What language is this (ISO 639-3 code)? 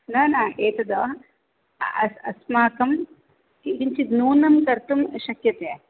san